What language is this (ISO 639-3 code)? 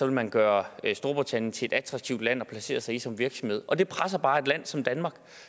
dan